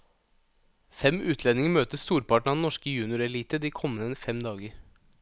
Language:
Norwegian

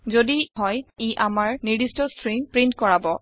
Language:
Assamese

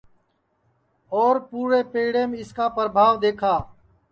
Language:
Sansi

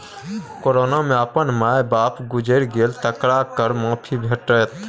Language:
Maithili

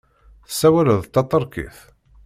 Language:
Kabyle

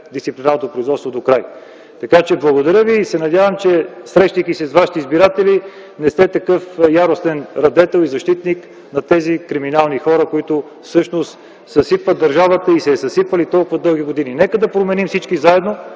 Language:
Bulgarian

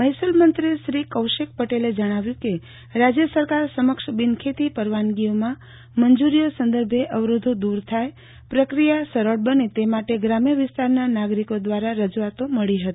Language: Gujarati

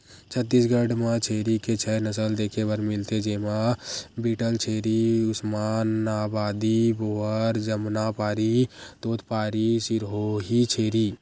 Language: Chhattisgarhi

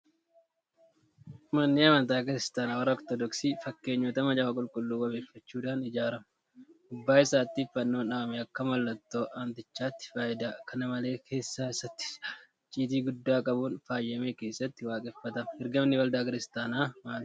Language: Oromo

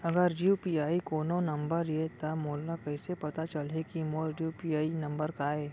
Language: Chhattisgarhi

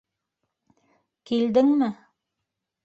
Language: Bashkir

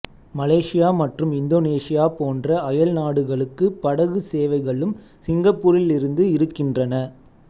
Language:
Tamil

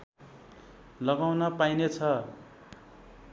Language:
Nepali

